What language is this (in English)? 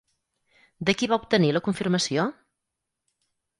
Catalan